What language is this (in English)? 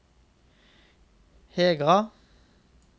Norwegian